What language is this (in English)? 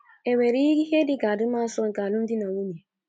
Igbo